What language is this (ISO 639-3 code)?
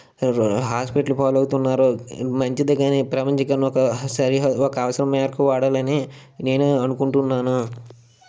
tel